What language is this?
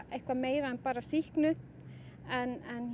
Icelandic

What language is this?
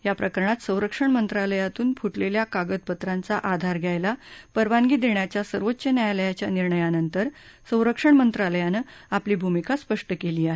Marathi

